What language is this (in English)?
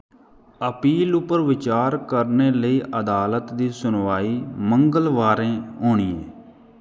Dogri